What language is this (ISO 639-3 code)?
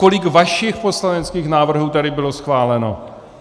ces